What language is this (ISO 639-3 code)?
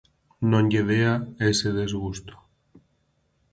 glg